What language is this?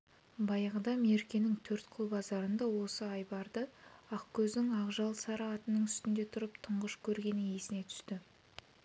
Kazakh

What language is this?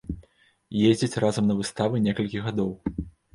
Belarusian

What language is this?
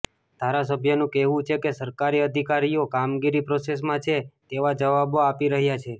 Gujarati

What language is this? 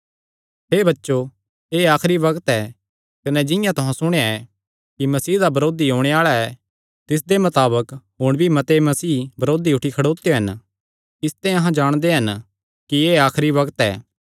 Kangri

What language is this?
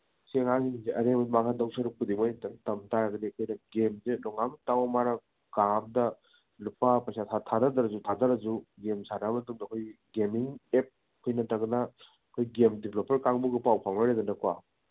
Manipuri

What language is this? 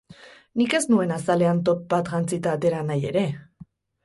Basque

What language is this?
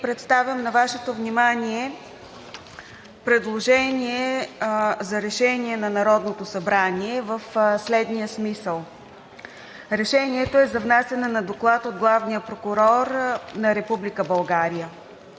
Bulgarian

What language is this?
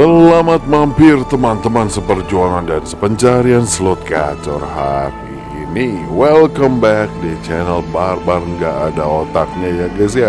Indonesian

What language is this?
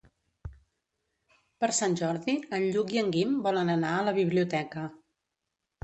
Catalan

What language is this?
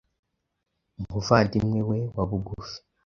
Kinyarwanda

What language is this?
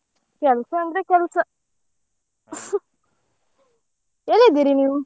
Kannada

